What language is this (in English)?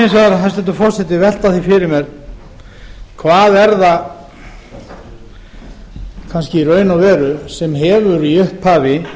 Icelandic